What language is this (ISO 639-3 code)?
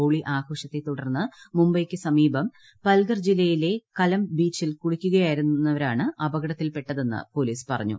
mal